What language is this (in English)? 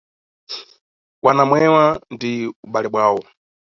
Nyungwe